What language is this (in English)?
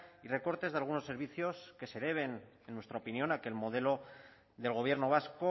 Spanish